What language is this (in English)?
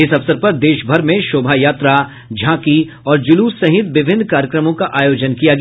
Hindi